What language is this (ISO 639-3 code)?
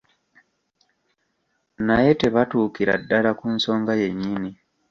lug